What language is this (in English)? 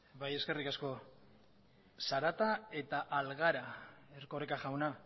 Basque